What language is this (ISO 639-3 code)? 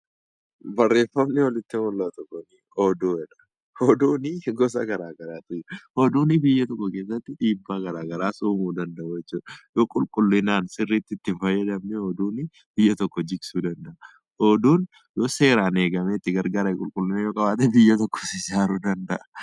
orm